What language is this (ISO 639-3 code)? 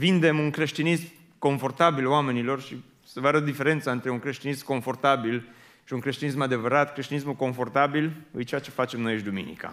ron